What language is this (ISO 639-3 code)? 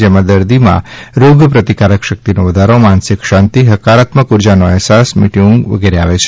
guj